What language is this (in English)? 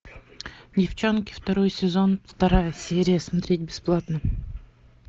Russian